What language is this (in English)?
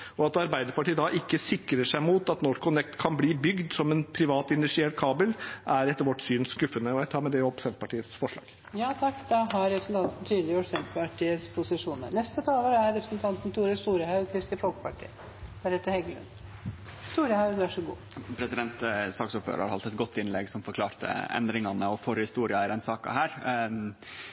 Norwegian